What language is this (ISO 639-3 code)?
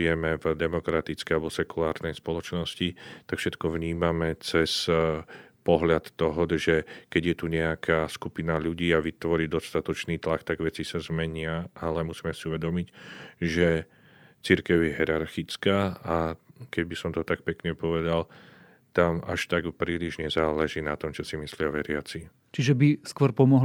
slk